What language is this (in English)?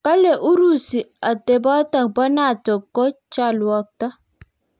Kalenjin